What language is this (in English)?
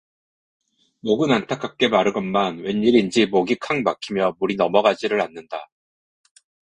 Korean